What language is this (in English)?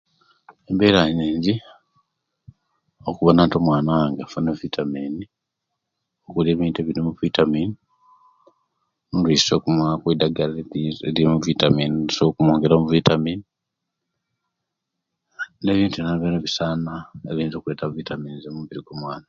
Kenyi